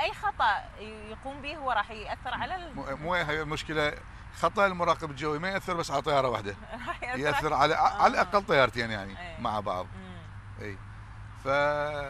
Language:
Arabic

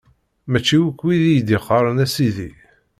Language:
Kabyle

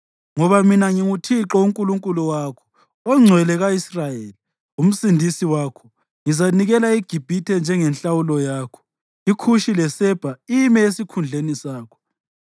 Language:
North Ndebele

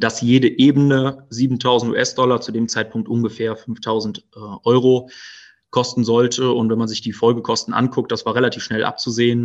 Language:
German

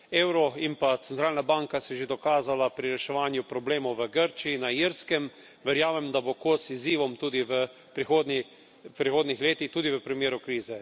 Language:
Slovenian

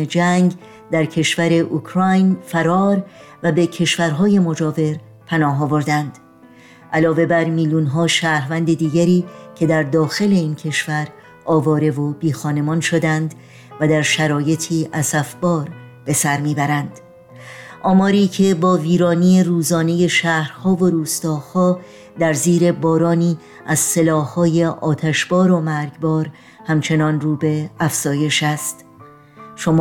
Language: Persian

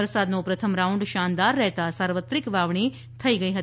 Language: Gujarati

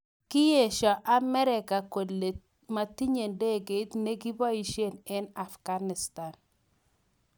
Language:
Kalenjin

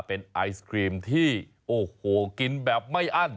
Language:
Thai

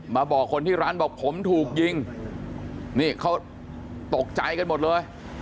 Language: Thai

